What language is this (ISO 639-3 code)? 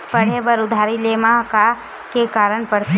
hne